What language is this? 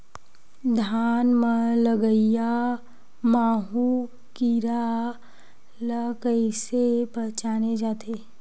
Chhattisgarhi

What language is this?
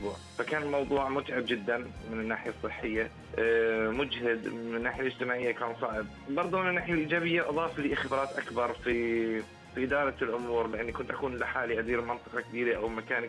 Arabic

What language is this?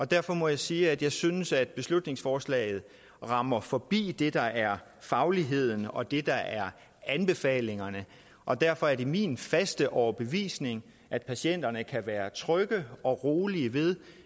Danish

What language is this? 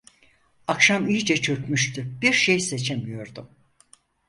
Turkish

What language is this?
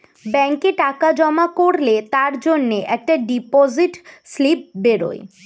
Bangla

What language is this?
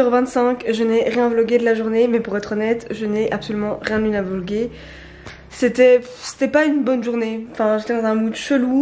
French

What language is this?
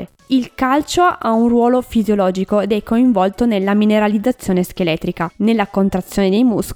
Italian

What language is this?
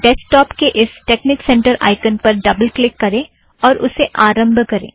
Hindi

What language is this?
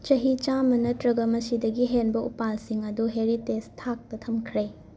Manipuri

